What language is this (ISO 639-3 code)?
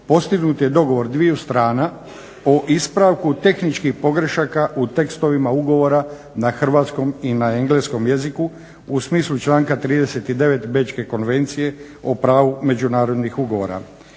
hrv